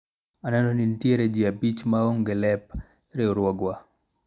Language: Luo (Kenya and Tanzania)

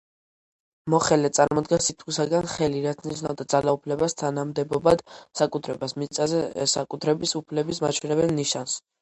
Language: Georgian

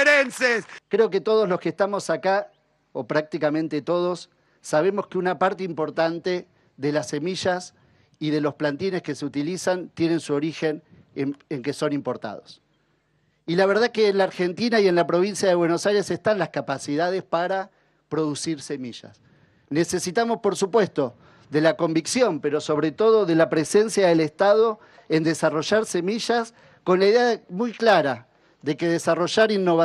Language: Spanish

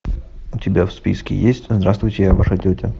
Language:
Russian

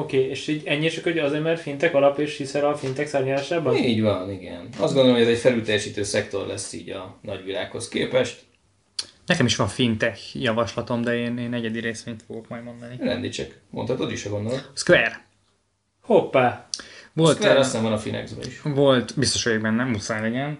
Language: Hungarian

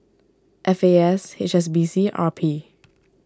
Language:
English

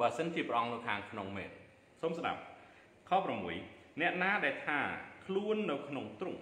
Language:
Thai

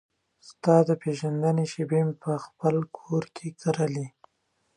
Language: Pashto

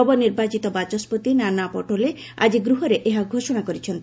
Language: Odia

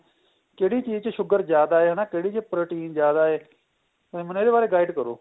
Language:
Punjabi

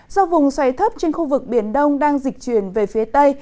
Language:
Vietnamese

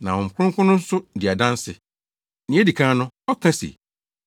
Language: Akan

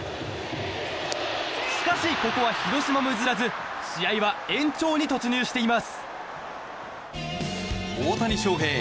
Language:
Japanese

